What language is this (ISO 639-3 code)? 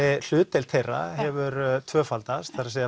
isl